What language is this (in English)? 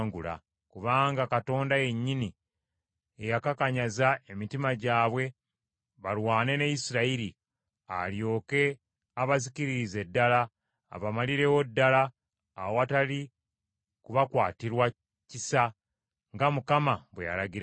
Ganda